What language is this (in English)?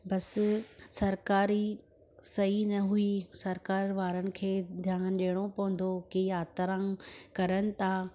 Sindhi